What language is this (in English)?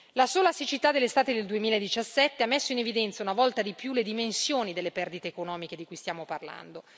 Italian